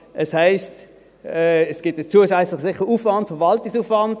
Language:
Swiss German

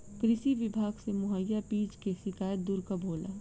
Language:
Bhojpuri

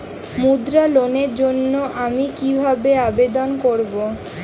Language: Bangla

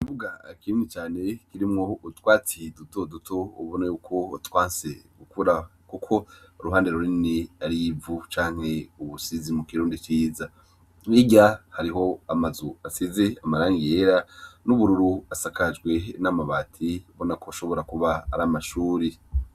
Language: Rundi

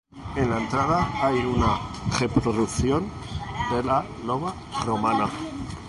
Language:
Spanish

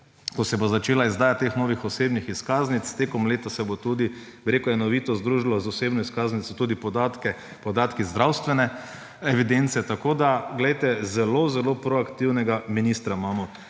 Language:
Slovenian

